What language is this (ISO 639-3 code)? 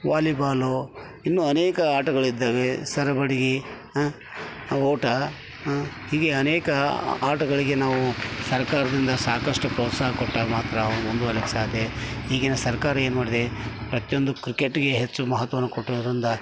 kan